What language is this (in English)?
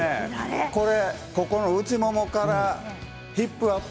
Japanese